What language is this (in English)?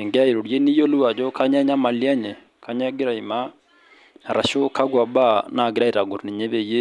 Masai